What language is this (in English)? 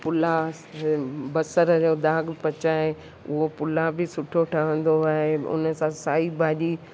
Sindhi